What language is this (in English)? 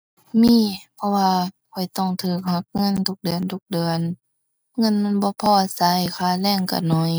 Thai